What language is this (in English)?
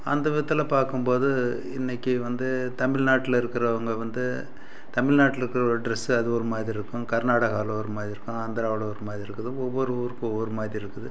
Tamil